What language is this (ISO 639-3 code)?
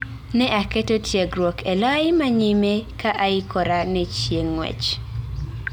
luo